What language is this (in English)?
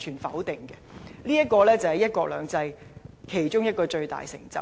Cantonese